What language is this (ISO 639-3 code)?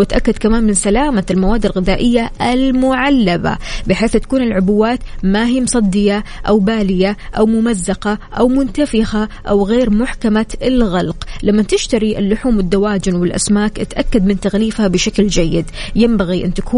ara